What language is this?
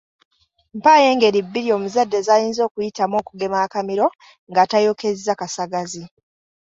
Ganda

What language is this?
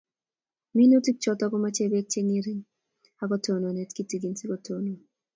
Kalenjin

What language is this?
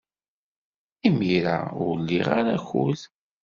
Kabyle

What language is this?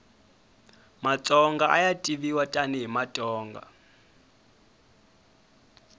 Tsonga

